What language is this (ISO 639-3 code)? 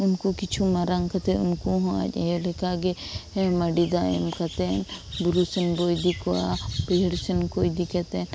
sat